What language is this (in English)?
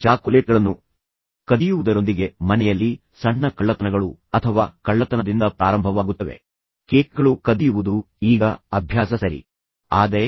Kannada